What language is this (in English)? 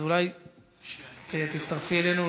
Hebrew